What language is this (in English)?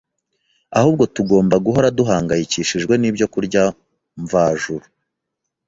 Kinyarwanda